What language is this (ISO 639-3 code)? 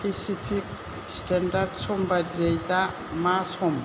brx